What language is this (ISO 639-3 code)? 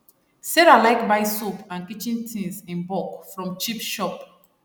pcm